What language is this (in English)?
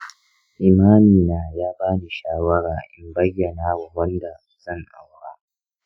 Hausa